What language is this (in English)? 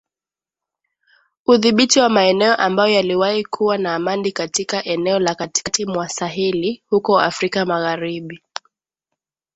Swahili